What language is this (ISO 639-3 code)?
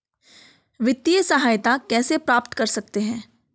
hin